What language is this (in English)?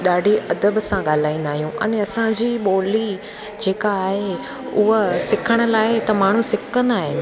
Sindhi